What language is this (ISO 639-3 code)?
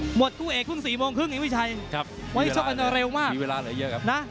tha